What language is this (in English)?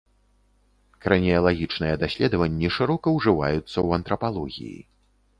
Belarusian